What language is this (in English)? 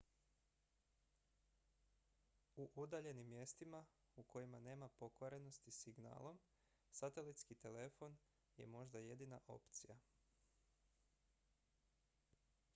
Croatian